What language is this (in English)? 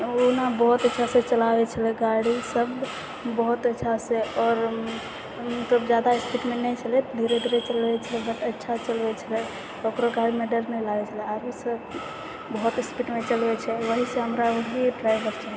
Maithili